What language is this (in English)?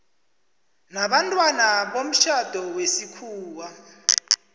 South Ndebele